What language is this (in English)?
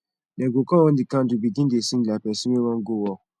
Nigerian Pidgin